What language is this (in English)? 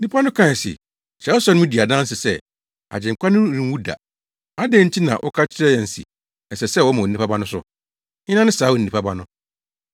Akan